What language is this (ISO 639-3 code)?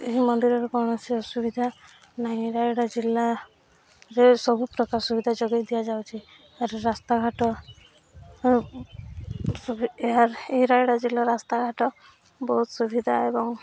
ori